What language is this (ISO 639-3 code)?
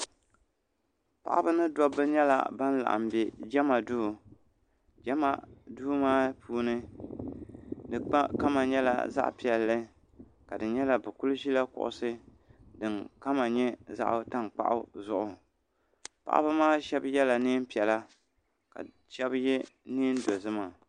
dag